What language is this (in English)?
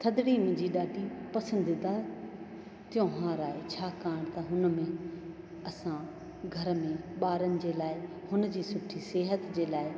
Sindhi